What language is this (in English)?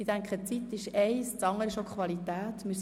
Swiss German